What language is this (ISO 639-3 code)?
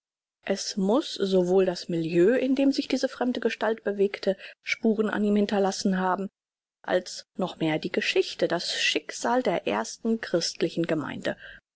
deu